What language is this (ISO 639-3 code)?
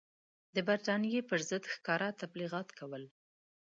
pus